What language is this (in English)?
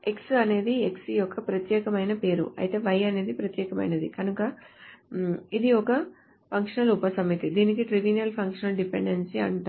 Telugu